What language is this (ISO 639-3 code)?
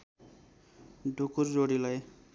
nep